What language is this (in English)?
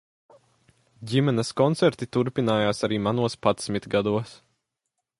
Latvian